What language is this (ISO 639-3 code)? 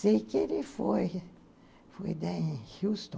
por